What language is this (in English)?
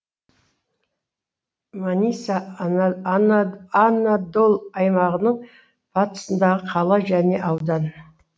Kazakh